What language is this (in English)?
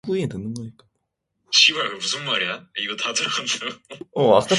Korean